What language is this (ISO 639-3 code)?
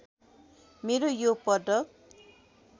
nep